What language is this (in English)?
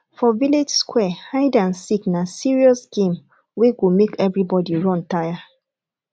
Nigerian Pidgin